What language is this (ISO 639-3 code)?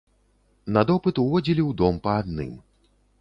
bel